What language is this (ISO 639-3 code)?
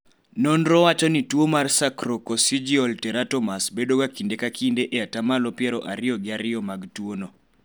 luo